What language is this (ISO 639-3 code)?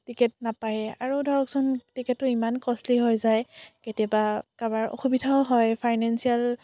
asm